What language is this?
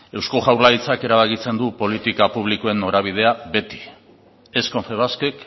Basque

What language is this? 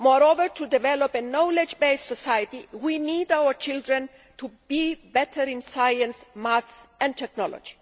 English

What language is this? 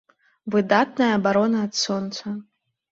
Belarusian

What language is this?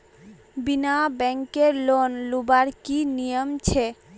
Magahi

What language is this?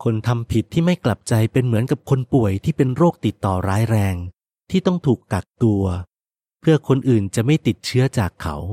Thai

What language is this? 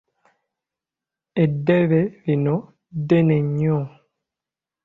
Ganda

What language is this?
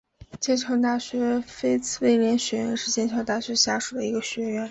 Chinese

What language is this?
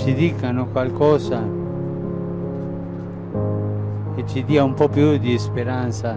Italian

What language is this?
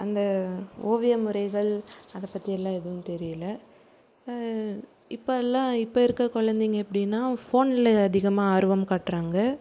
Tamil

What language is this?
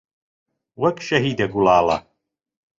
Central Kurdish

